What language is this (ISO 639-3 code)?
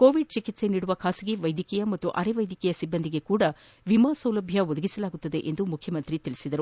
kan